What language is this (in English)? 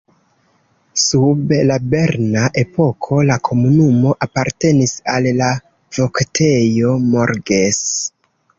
Esperanto